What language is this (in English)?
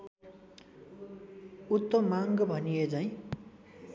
Nepali